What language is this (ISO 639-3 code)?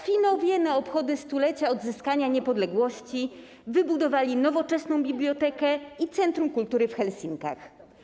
pol